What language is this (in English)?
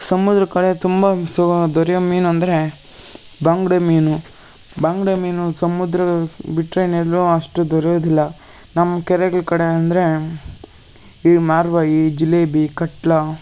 Kannada